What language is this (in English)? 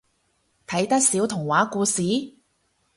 Cantonese